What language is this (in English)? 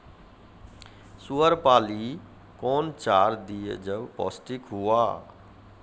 Maithili